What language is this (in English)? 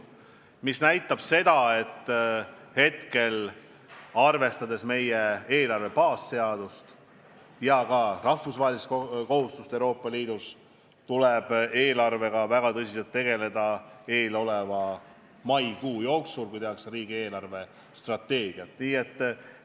Estonian